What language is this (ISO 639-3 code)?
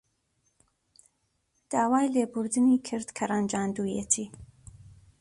ckb